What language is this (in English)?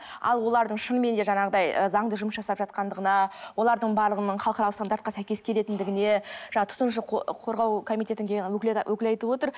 Kazakh